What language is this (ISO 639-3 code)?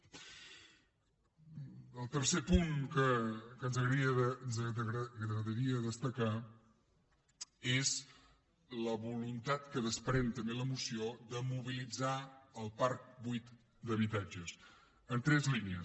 cat